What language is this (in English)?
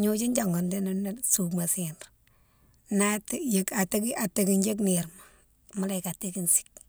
Mansoanka